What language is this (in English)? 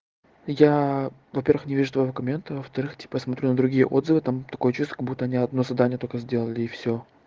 Russian